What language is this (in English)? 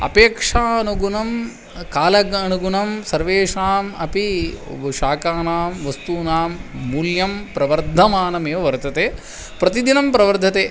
Sanskrit